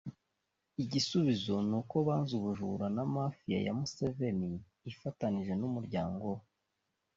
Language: Kinyarwanda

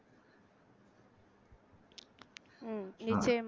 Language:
Tamil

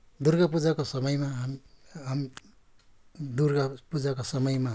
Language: Nepali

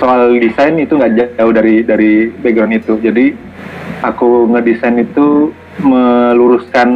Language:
Indonesian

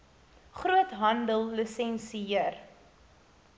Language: Afrikaans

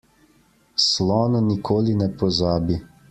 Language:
Slovenian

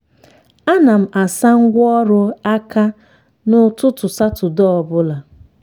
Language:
Igbo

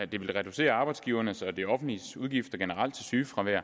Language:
Danish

